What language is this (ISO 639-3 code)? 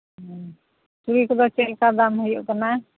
sat